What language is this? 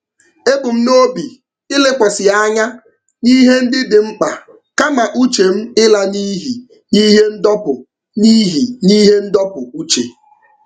Igbo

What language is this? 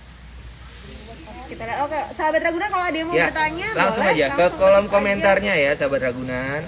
Indonesian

